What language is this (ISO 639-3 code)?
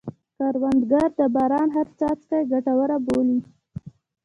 pus